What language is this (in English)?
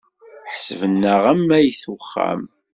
Kabyle